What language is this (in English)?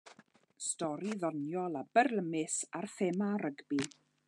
Welsh